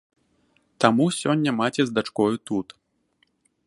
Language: Belarusian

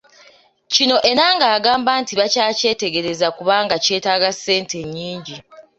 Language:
Ganda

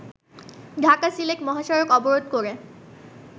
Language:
Bangla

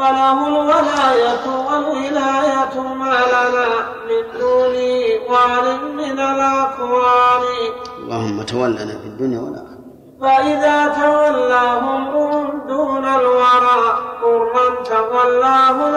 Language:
Arabic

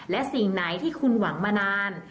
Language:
Thai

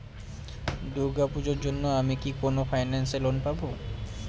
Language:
Bangla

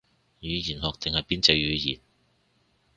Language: Cantonese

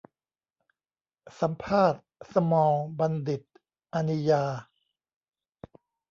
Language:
Thai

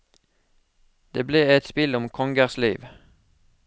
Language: Norwegian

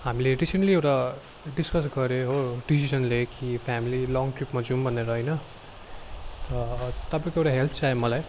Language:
Nepali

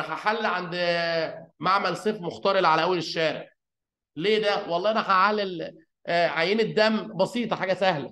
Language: Arabic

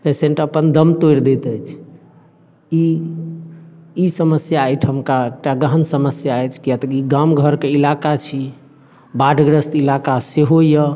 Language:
Maithili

